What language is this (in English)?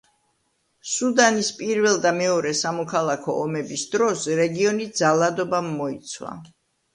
Georgian